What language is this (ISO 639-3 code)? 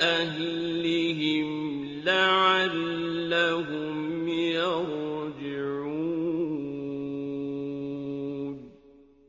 ara